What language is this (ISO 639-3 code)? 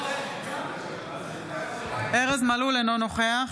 heb